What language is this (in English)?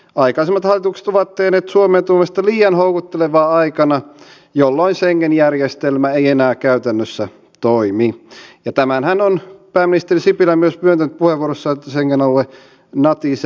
Finnish